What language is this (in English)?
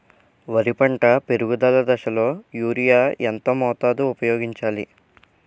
Telugu